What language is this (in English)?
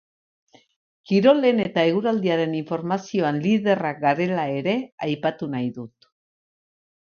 Basque